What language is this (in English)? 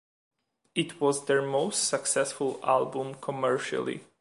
English